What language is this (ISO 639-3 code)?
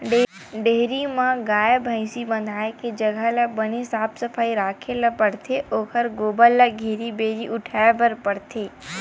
hne